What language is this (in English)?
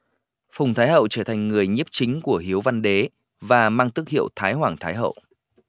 Vietnamese